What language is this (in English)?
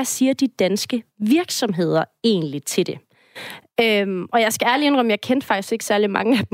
Danish